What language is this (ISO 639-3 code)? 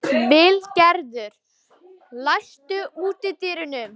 isl